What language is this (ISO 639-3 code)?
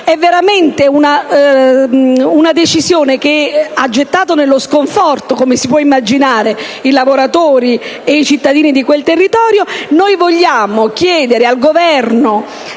ita